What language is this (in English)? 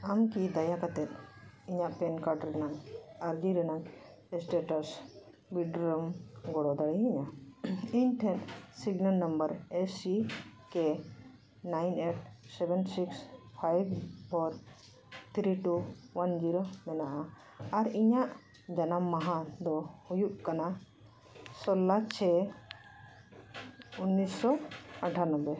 Santali